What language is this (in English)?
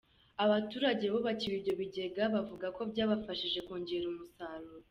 Kinyarwanda